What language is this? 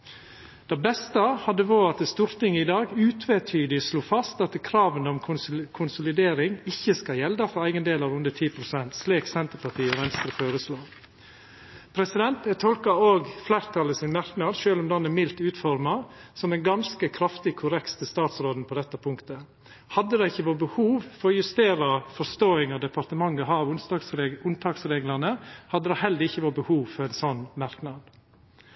Norwegian Nynorsk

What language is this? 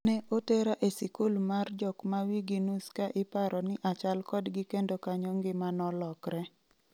Luo (Kenya and Tanzania)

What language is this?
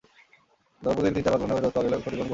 Bangla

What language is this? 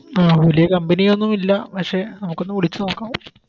Malayalam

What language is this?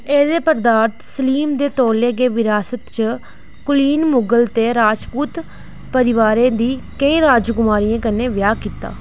Dogri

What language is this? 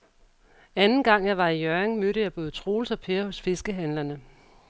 Danish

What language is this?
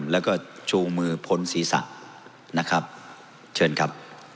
Thai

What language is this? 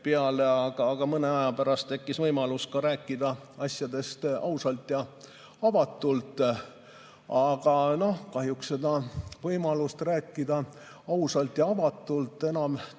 Estonian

